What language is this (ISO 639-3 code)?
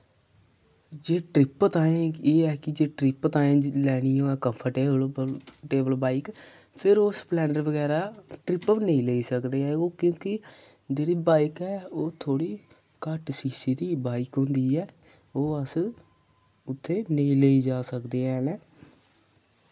doi